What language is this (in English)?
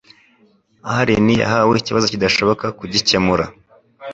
Kinyarwanda